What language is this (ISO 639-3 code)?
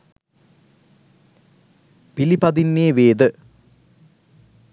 sin